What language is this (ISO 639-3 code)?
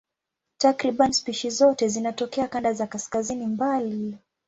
swa